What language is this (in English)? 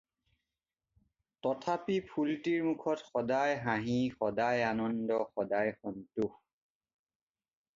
Assamese